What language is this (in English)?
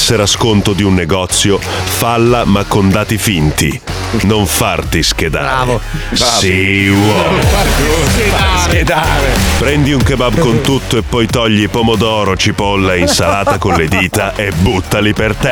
Italian